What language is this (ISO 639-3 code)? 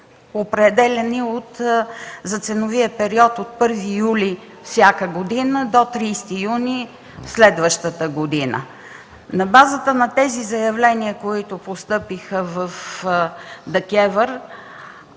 bul